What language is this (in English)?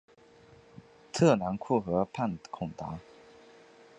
Chinese